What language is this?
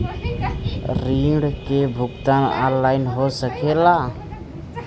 Bhojpuri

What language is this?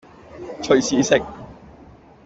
Cantonese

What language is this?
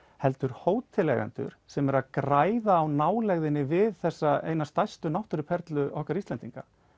Icelandic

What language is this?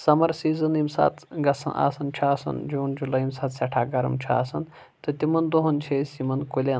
Kashmiri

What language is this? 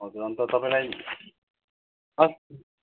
Nepali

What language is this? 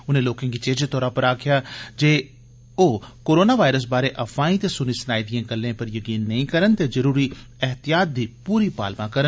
Dogri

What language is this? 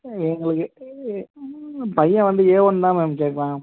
Tamil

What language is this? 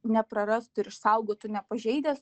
Lithuanian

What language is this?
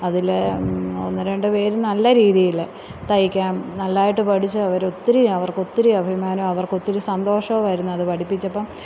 Malayalam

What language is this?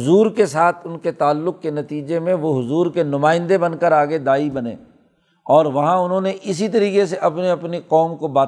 Urdu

